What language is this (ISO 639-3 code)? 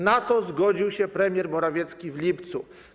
pol